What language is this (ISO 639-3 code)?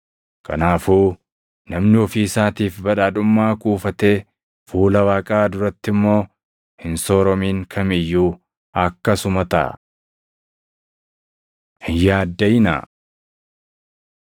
orm